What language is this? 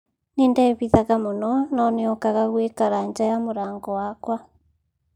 Kikuyu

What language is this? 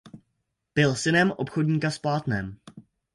Czech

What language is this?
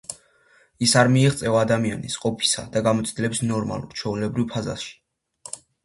Georgian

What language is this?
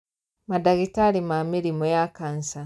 Kikuyu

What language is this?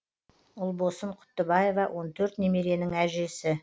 Kazakh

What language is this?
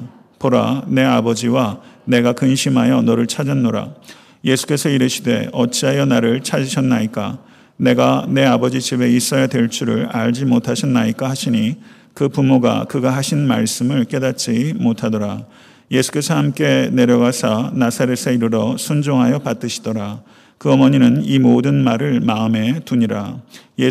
Korean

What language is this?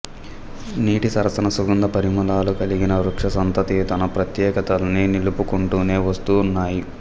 Telugu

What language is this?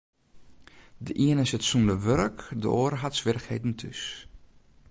Western Frisian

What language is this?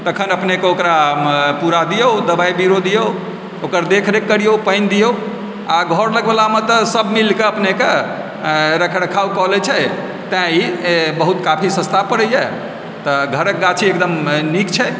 Maithili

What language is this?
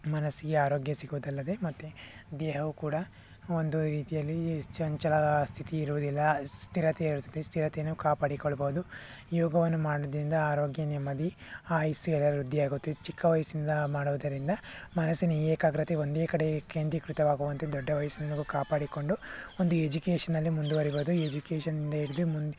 Kannada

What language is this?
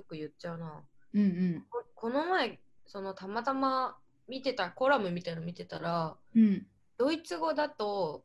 Japanese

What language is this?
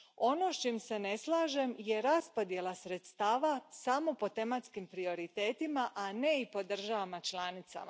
Croatian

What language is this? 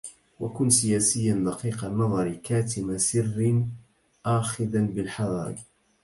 Arabic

